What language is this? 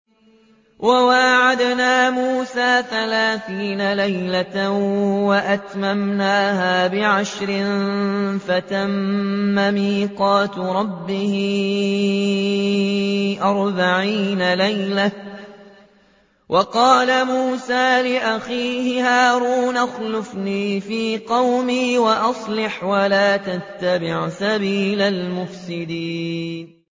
Arabic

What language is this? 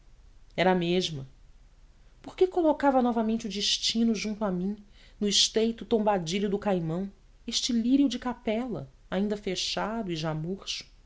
Portuguese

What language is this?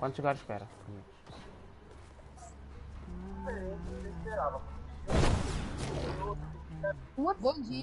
Portuguese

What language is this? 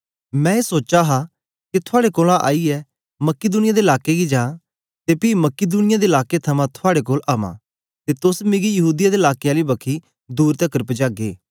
Dogri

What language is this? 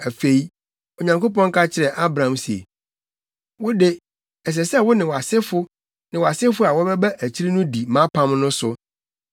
Akan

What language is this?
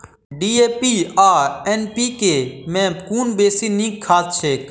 Maithili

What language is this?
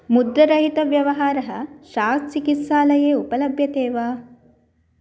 Sanskrit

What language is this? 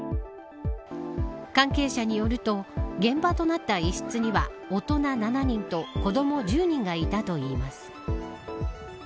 Japanese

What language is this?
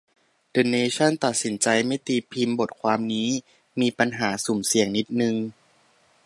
Thai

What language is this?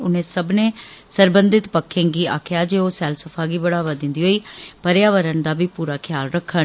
Dogri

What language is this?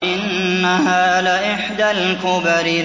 Arabic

